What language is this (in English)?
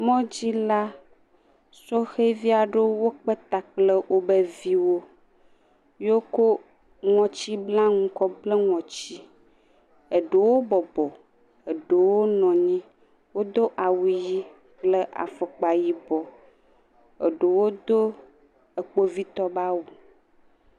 Ewe